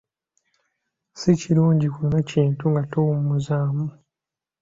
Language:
Ganda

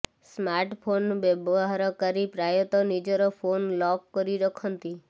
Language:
Odia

